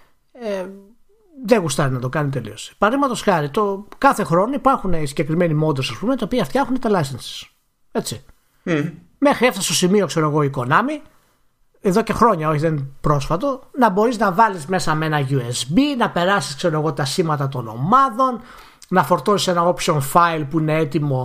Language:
Greek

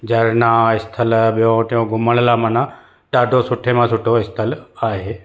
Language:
Sindhi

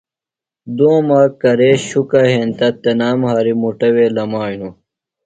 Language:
Phalura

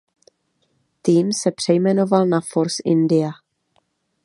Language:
Czech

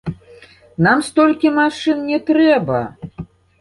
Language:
Belarusian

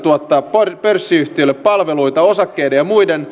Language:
Finnish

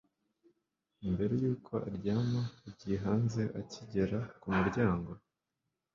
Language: Kinyarwanda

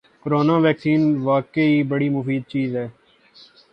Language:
Urdu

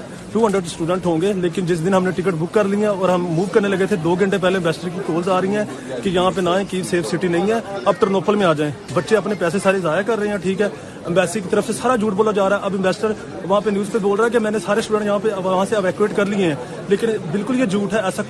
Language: Urdu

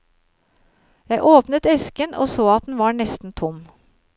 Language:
Norwegian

